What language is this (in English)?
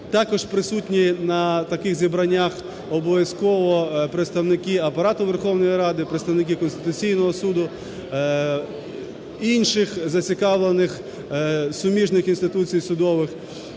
Ukrainian